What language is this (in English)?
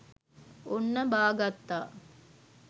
Sinhala